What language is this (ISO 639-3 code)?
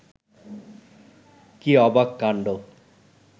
ben